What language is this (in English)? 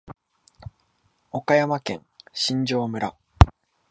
Japanese